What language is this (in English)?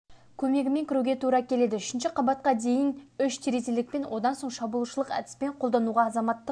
Kazakh